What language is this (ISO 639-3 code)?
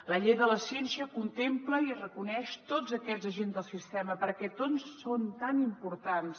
cat